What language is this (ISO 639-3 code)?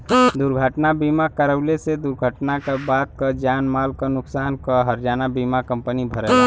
bho